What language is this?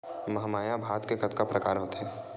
Chhattisgarhi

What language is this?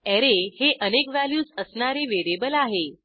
Marathi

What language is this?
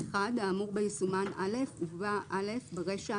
Hebrew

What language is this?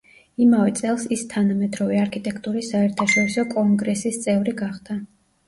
Georgian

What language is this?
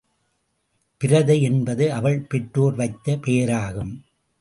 Tamil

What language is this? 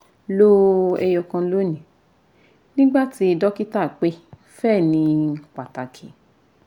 Yoruba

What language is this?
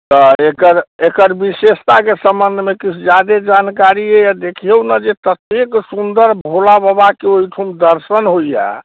Maithili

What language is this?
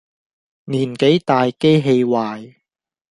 Cantonese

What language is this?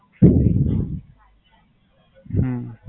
Gujarati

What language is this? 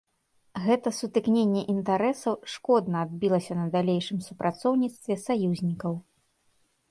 Belarusian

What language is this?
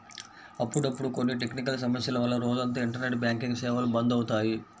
Telugu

